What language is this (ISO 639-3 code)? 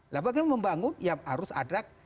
ind